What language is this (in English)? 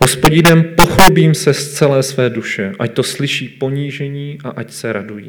Czech